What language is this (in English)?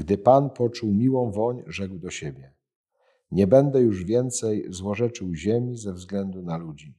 Polish